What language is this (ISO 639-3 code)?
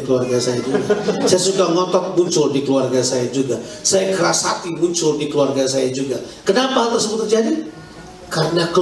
ind